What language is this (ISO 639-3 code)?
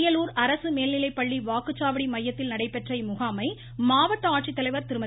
tam